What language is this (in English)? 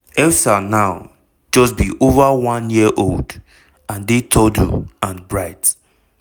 Nigerian Pidgin